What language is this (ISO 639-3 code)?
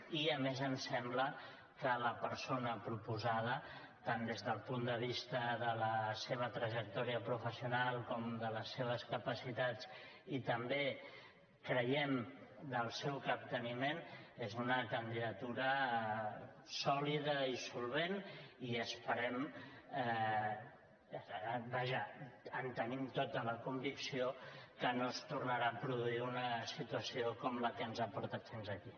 cat